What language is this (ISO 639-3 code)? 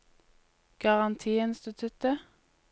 nor